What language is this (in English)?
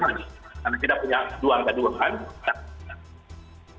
Indonesian